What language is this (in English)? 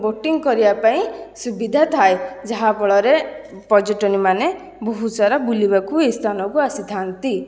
Odia